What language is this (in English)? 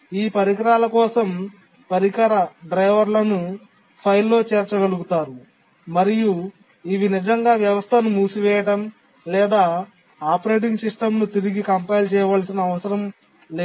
Telugu